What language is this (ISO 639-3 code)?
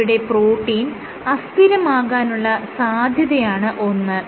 mal